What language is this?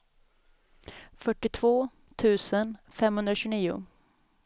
Swedish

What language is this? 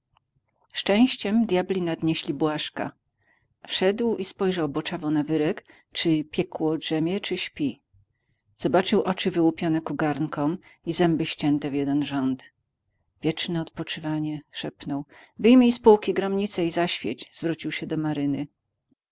Polish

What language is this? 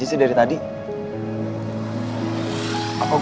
Indonesian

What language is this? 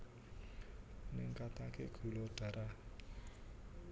Javanese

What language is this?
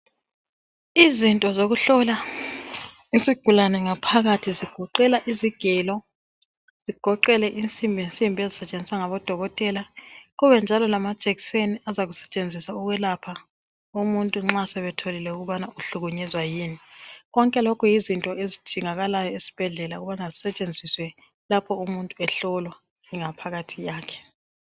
North Ndebele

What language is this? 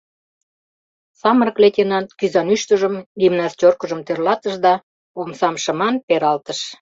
Mari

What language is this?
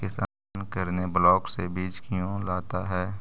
Magahi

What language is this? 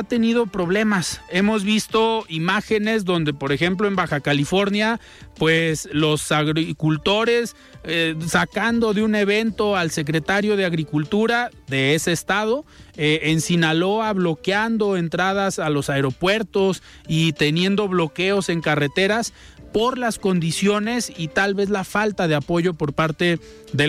Spanish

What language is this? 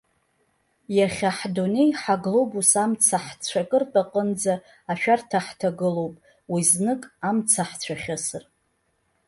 Abkhazian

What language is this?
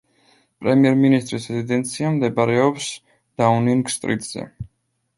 Georgian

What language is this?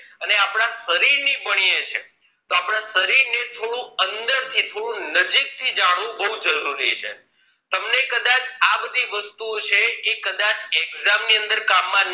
Gujarati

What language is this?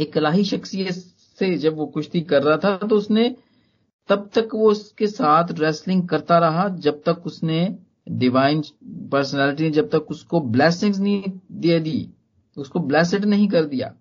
Hindi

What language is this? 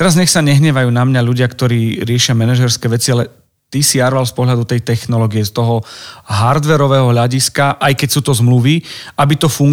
Slovak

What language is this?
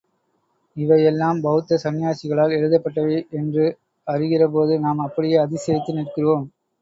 Tamil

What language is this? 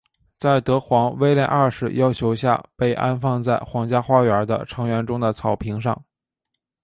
Chinese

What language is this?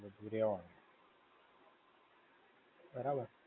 Gujarati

